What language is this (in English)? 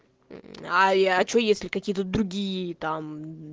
Russian